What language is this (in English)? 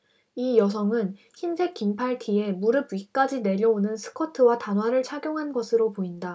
Korean